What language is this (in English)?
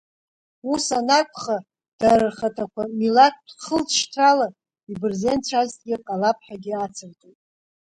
Abkhazian